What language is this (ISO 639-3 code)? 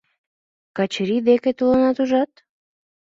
chm